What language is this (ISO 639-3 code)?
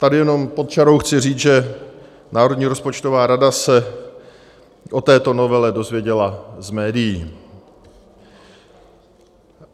ces